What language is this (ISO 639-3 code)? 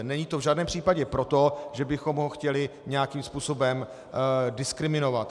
ces